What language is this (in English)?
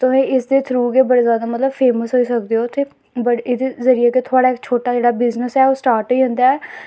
Dogri